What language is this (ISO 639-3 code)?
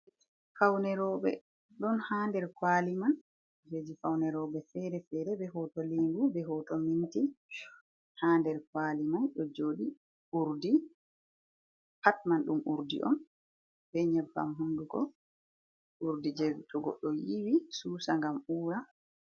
ful